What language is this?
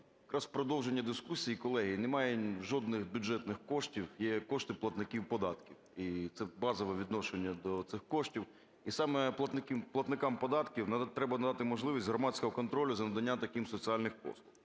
Ukrainian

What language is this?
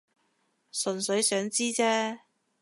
Cantonese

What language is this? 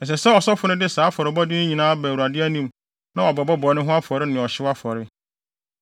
Akan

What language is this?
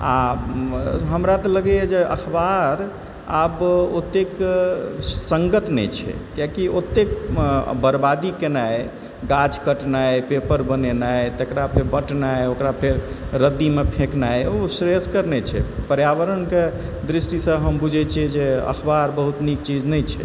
Maithili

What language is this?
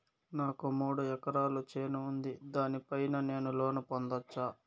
Telugu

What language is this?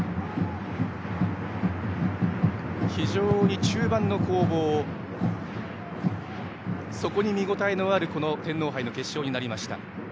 Japanese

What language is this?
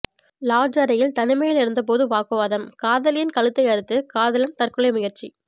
Tamil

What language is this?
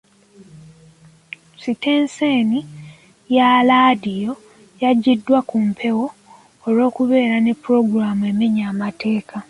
Ganda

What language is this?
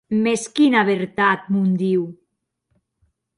Occitan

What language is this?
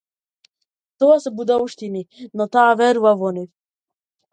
Macedonian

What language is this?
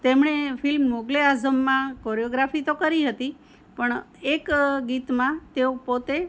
Gujarati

